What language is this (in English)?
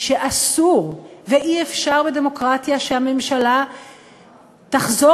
Hebrew